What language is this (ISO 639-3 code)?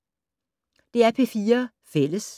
dan